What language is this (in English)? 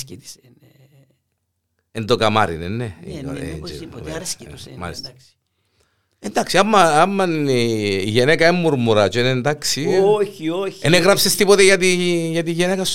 Greek